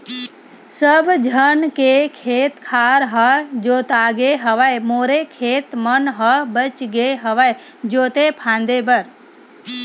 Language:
Chhattisgarhi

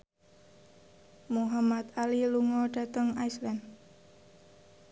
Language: Javanese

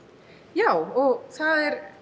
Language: Icelandic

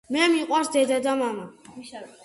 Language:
Georgian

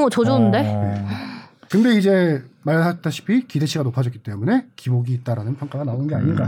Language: Korean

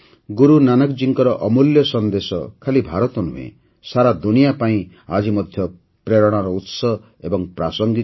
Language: Odia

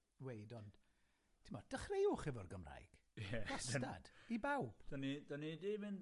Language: Welsh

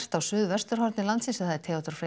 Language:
Icelandic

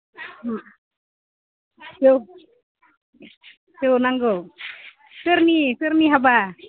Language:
Bodo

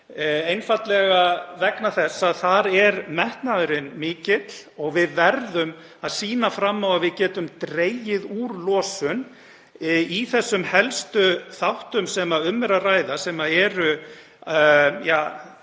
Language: Icelandic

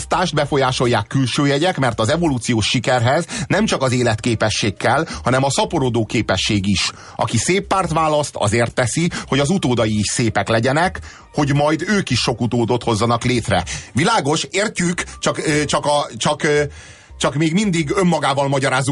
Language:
Hungarian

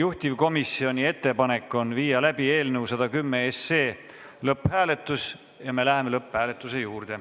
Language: Estonian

